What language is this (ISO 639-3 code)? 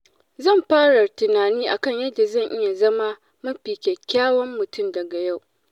hau